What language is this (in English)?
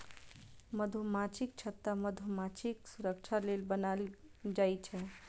Maithili